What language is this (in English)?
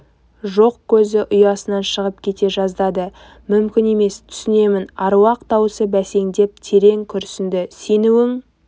Kazakh